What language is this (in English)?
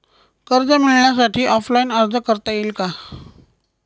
Marathi